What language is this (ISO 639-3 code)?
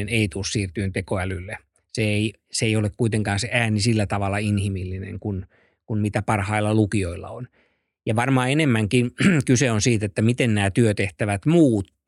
fin